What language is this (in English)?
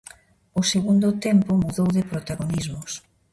Galician